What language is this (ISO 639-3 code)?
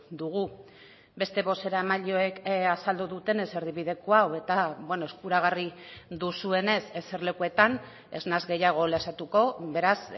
eus